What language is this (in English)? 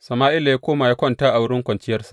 Hausa